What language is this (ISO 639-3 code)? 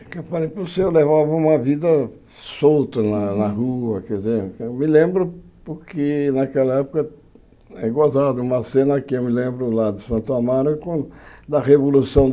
por